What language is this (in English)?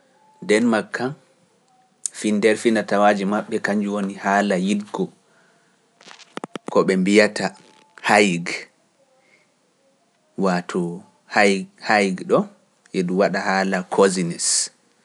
Pular